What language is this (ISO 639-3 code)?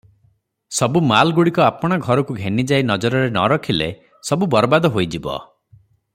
ori